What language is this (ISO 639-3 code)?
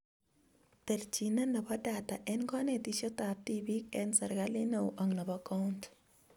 kln